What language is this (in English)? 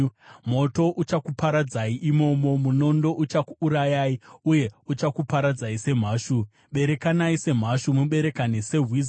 Shona